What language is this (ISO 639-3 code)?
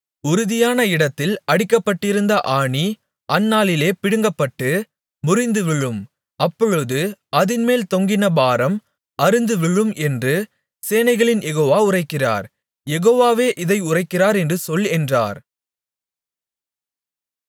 tam